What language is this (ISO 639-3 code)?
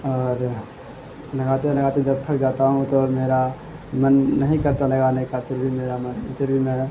urd